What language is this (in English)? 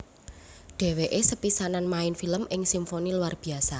Javanese